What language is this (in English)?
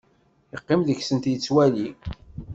Kabyle